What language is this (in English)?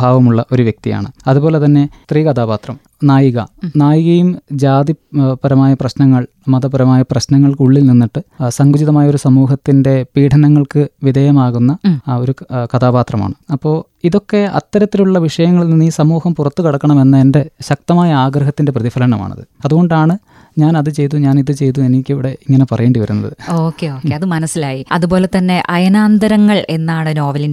Malayalam